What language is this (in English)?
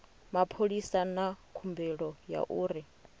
Venda